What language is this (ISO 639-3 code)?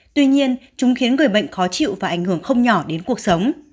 vie